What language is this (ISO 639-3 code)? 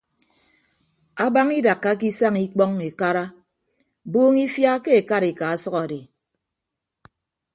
ibb